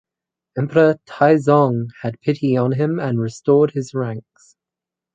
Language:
English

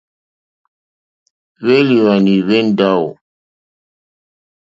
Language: Mokpwe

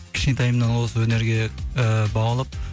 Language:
Kazakh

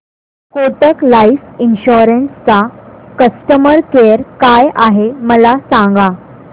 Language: Marathi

